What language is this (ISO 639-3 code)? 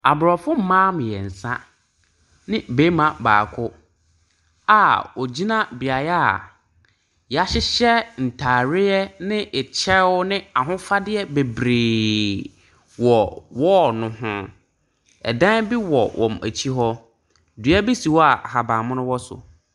aka